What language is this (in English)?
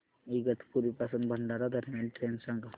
Marathi